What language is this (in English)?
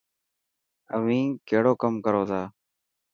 Dhatki